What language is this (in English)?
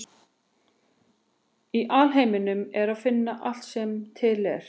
Icelandic